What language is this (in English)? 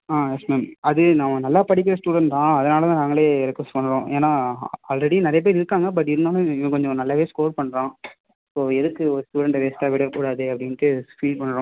Tamil